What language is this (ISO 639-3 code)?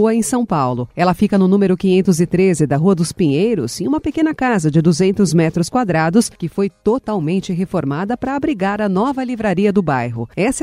por